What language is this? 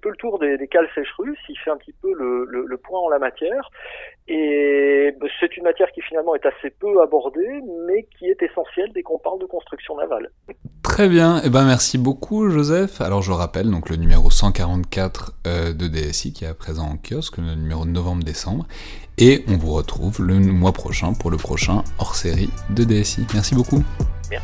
French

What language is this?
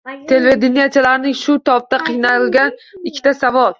Uzbek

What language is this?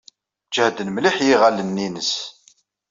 Kabyle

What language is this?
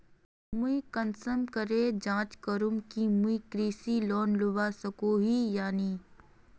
Magahi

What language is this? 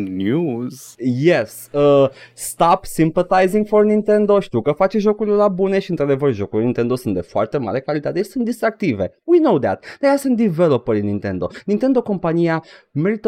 Romanian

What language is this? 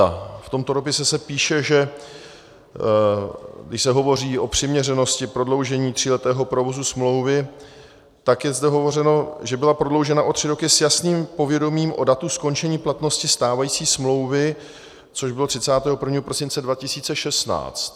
Czech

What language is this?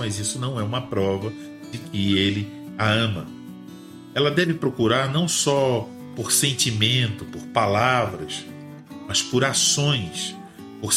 Portuguese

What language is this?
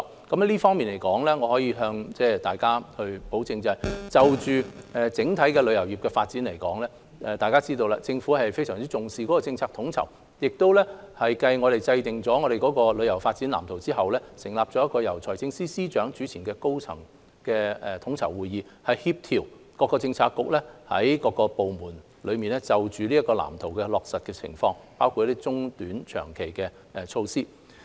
Cantonese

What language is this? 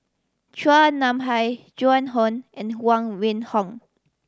English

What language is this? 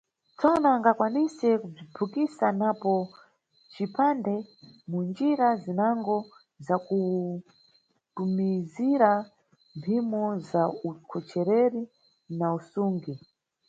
Nyungwe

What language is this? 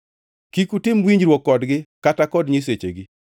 Luo (Kenya and Tanzania)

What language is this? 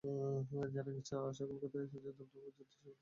Bangla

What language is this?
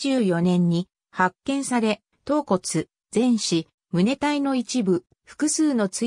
Japanese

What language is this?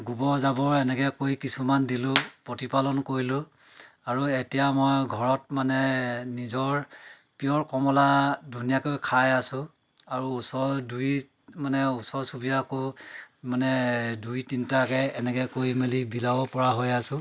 Assamese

